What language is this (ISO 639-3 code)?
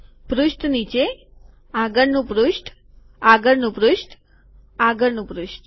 guj